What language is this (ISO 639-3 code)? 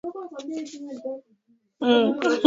swa